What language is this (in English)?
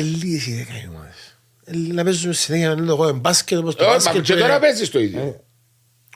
Greek